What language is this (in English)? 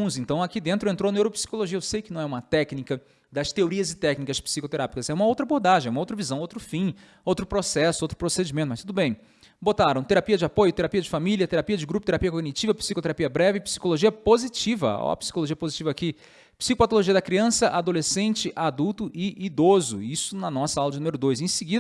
Portuguese